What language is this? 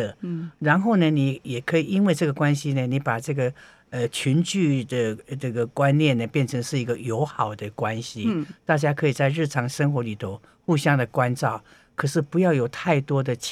Chinese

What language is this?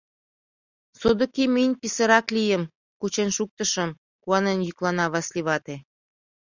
Mari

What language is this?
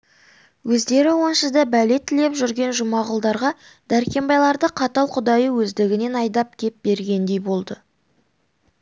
Kazakh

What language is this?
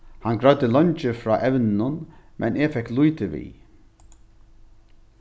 Faroese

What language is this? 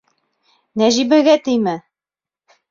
Bashkir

